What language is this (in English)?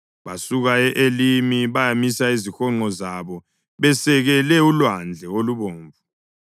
North Ndebele